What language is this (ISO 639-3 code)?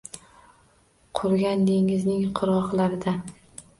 uzb